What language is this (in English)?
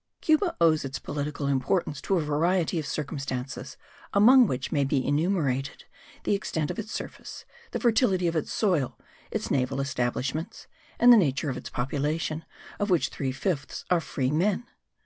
English